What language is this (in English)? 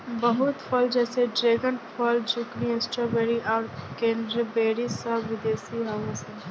Bhojpuri